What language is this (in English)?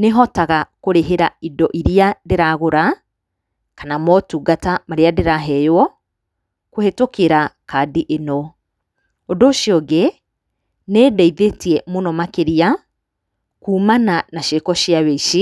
Kikuyu